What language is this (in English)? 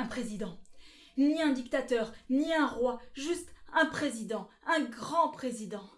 French